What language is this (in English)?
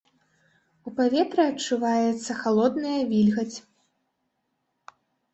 Belarusian